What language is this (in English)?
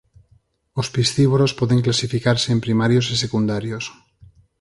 Galician